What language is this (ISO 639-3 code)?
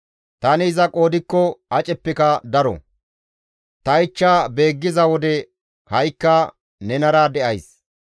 gmv